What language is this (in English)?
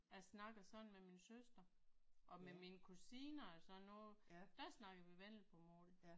Danish